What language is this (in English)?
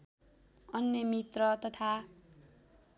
Nepali